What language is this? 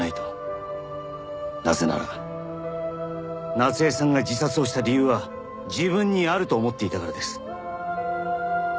Japanese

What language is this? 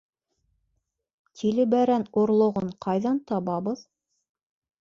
Bashkir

